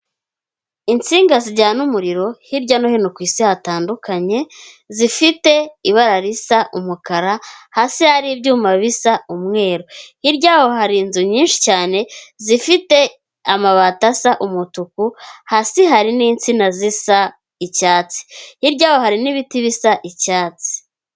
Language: Kinyarwanda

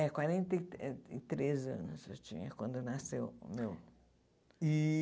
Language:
Portuguese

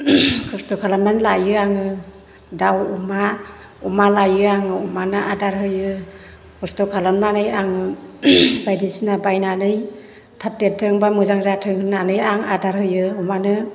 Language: Bodo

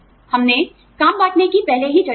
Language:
Hindi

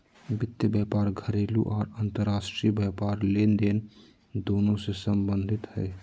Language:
Magahi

